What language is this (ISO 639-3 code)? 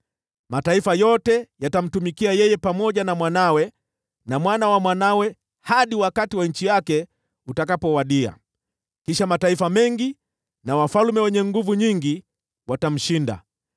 swa